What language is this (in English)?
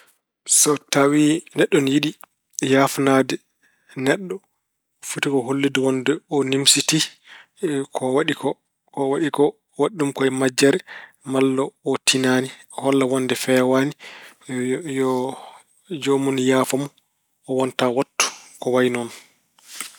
Fula